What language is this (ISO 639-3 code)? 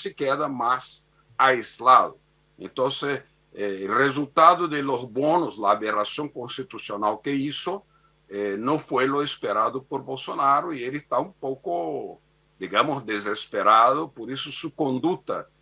spa